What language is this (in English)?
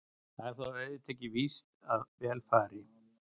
Icelandic